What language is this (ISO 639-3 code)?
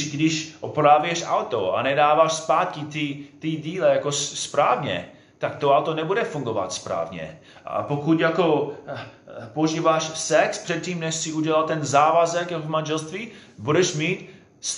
ces